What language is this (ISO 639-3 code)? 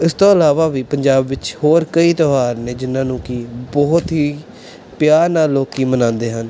pan